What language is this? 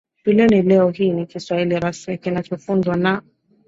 Swahili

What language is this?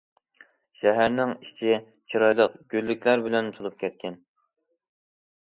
Uyghur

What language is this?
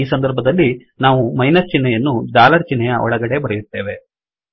Kannada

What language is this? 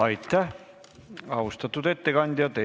Estonian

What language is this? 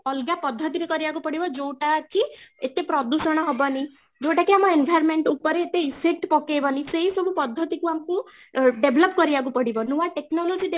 Odia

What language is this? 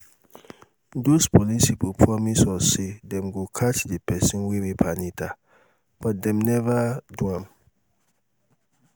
Nigerian Pidgin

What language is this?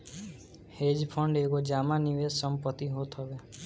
Bhojpuri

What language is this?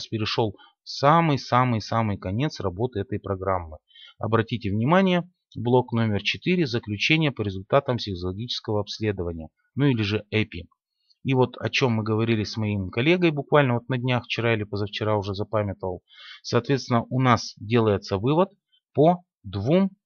Russian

